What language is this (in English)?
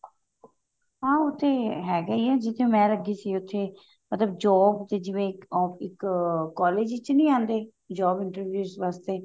Punjabi